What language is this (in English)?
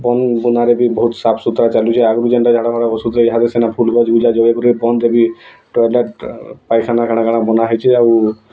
Odia